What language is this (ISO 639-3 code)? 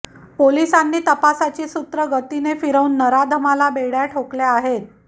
mar